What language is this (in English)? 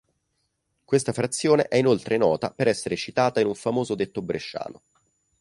Italian